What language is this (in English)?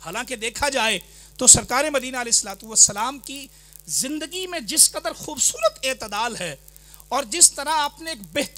Hindi